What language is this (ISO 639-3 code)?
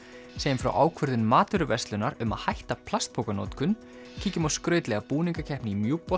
isl